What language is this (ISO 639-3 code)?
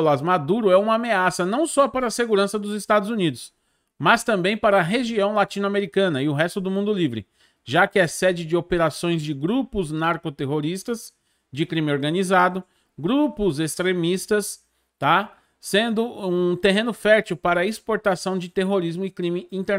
por